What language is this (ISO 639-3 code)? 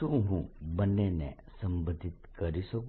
guj